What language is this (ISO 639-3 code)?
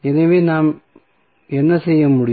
tam